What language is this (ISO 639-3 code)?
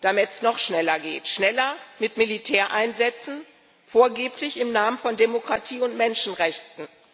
deu